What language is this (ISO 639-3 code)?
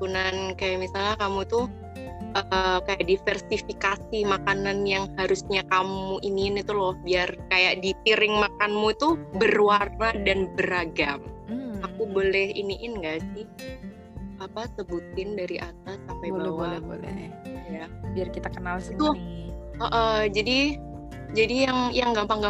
ind